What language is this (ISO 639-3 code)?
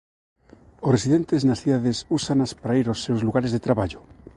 glg